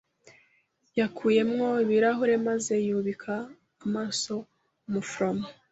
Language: Kinyarwanda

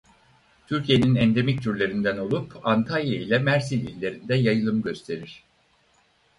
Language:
Turkish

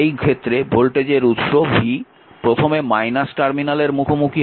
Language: Bangla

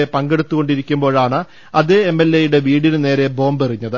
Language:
Malayalam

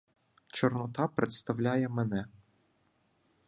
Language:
Ukrainian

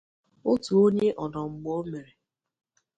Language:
Igbo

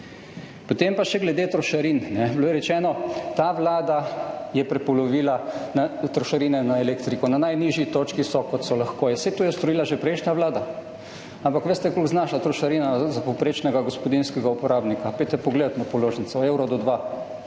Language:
Slovenian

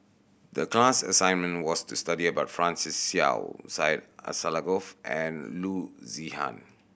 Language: English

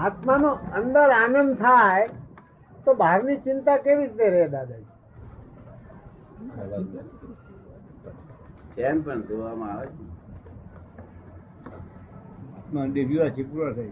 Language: Gujarati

